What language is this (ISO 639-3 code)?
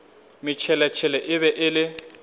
nso